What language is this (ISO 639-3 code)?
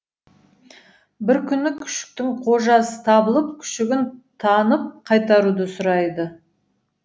kaz